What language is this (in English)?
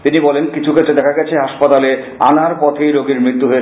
Bangla